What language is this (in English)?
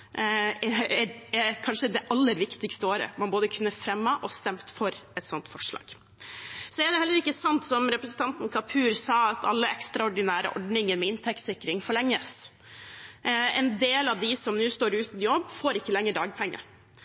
Norwegian Bokmål